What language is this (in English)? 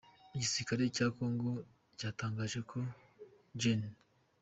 Kinyarwanda